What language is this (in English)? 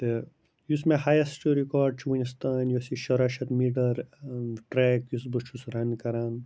Kashmiri